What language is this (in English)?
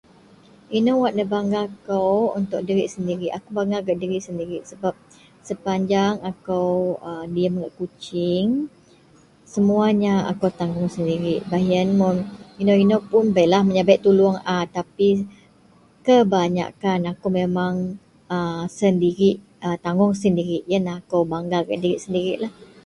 Central Melanau